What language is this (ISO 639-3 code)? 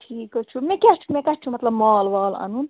kas